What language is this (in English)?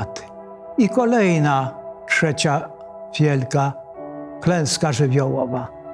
Polish